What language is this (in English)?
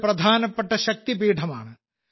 Malayalam